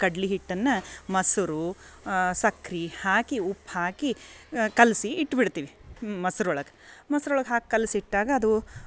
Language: Kannada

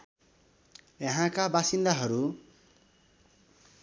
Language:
Nepali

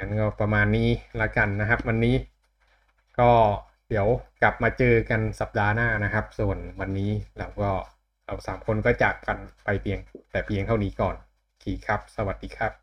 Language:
Thai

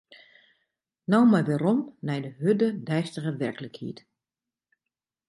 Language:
Western Frisian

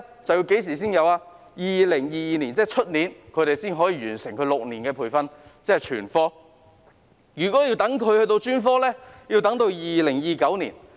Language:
Cantonese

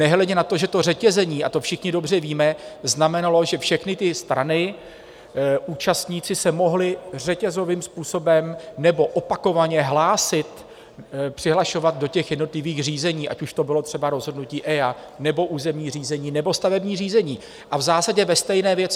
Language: Czech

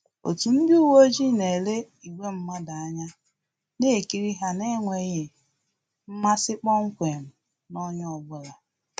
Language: Igbo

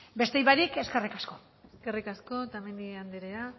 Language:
Basque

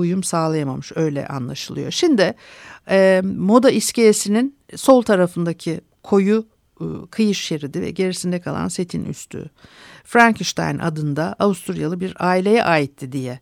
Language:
Turkish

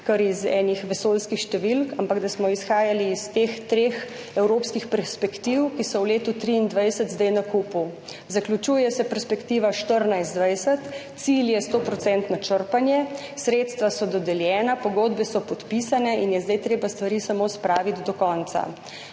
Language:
Slovenian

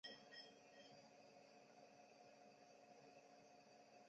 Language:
Chinese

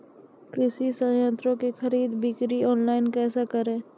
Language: Maithili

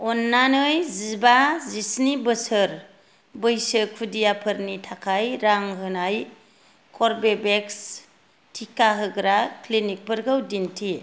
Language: Bodo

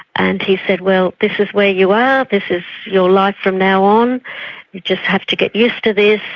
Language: English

